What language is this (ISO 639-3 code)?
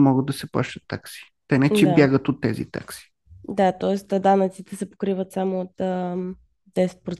bul